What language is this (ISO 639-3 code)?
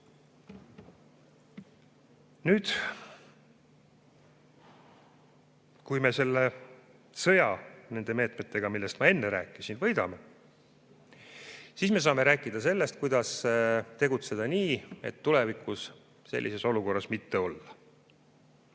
est